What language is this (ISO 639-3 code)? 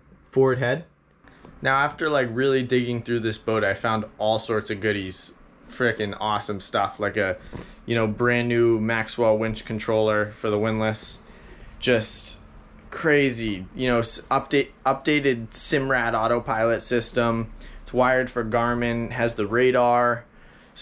eng